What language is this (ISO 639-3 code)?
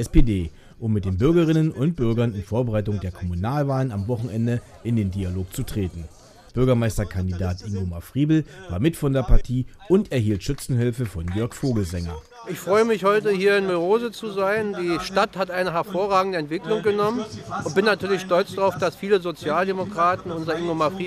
deu